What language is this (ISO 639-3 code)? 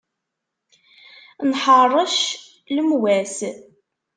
kab